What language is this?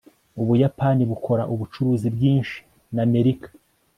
Kinyarwanda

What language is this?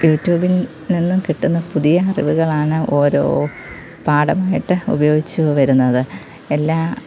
Malayalam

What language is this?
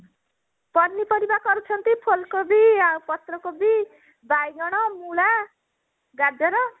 Odia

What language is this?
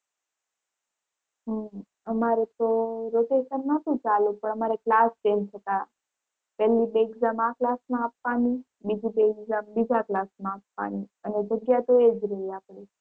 Gujarati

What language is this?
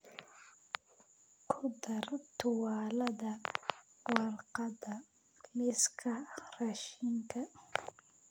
Somali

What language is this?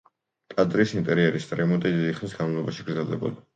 Georgian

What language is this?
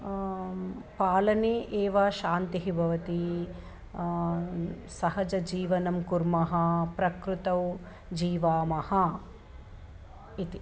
Sanskrit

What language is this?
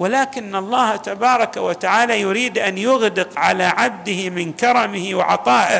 Arabic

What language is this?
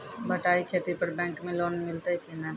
Maithili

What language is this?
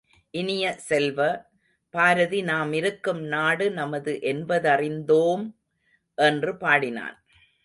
Tamil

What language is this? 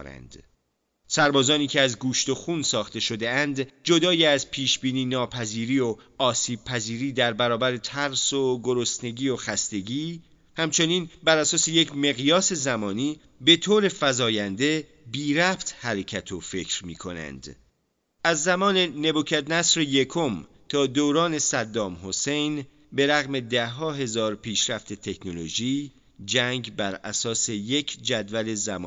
Persian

